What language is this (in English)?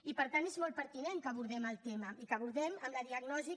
Catalan